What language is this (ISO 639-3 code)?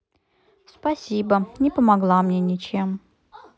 rus